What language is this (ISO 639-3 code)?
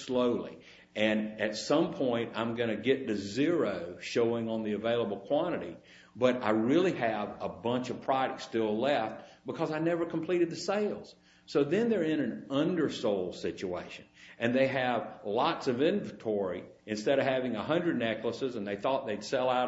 eng